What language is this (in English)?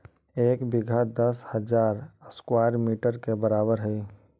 Magahi